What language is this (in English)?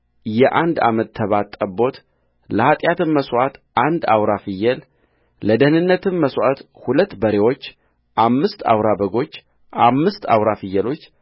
Amharic